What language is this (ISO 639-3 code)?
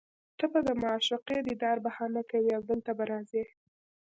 pus